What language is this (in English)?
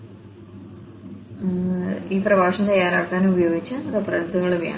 Malayalam